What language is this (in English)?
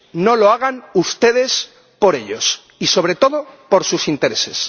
Spanish